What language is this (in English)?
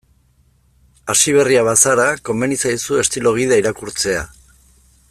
Basque